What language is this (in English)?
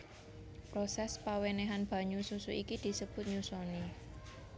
Javanese